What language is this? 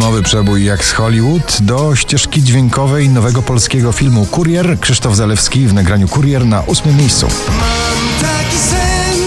Polish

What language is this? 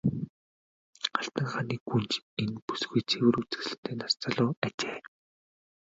Mongolian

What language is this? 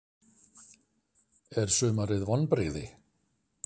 Icelandic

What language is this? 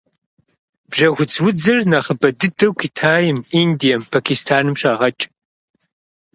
Kabardian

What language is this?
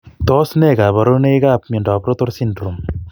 Kalenjin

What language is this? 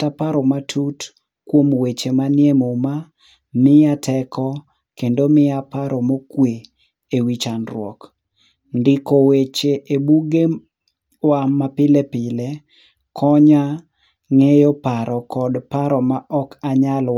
Luo (Kenya and Tanzania)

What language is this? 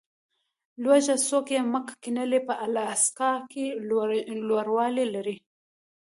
Pashto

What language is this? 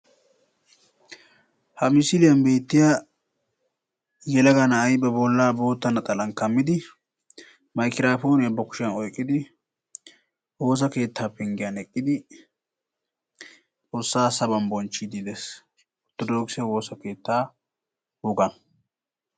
Wolaytta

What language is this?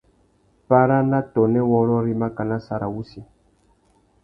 Tuki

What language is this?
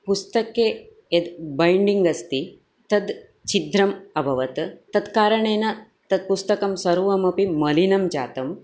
Sanskrit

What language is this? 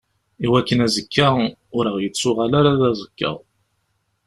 Kabyle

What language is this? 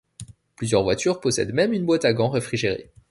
French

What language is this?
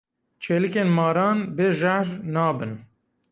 Kurdish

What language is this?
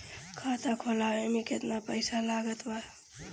Bhojpuri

